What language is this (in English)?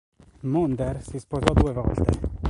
Italian